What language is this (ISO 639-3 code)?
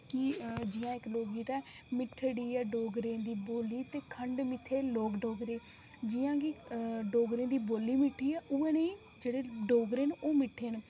doi